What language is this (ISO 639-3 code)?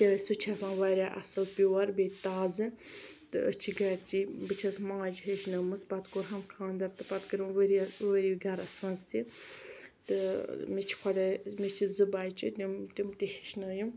kas